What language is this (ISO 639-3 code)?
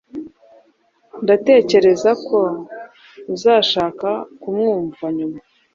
kin